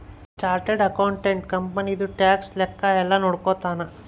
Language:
Kannada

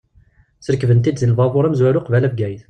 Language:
Kabyle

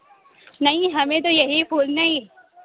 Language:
Urdu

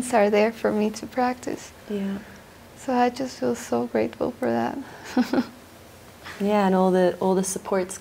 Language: English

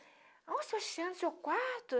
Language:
Portuguese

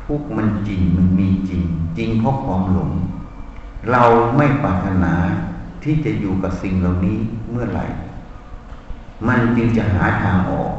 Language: Thai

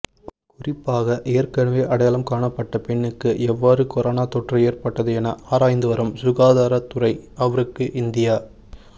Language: Tamil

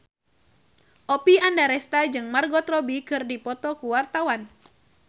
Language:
Sundanese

